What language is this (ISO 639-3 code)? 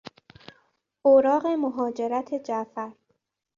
fas